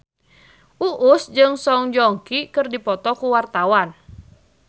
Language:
Sundanese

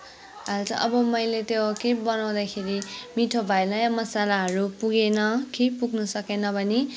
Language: Nepali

